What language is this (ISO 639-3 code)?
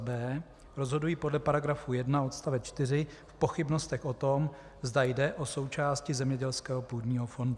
ces